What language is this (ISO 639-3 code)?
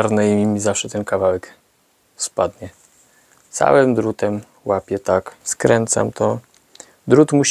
pol